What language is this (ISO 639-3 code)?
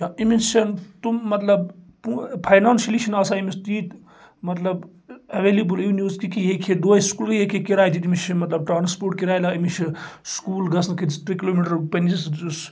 kas